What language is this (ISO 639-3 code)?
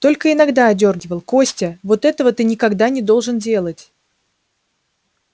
rus